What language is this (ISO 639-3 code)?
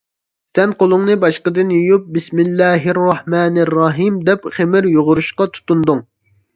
uig